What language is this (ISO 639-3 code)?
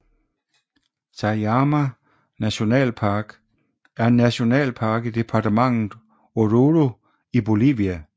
dan